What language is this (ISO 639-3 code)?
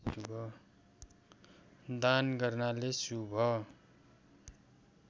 nep